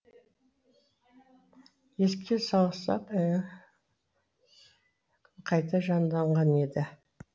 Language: Kazakh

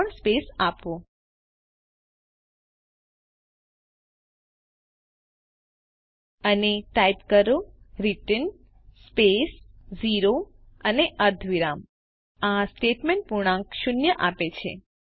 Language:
Gujarati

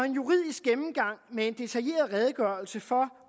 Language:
Danish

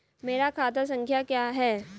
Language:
Hindi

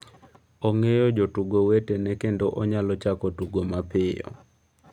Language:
Luo (Kenya and Tanzania)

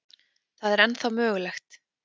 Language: Icelandic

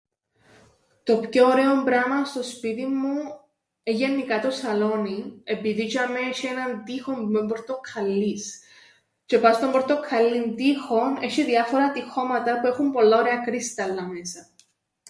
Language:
Greek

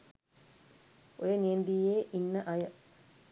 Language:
Sinhala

